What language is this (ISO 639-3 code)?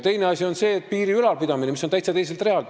est